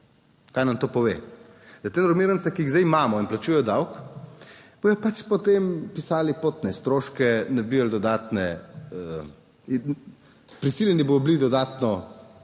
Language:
Slovenian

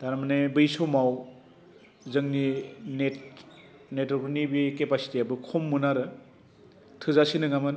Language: Bodo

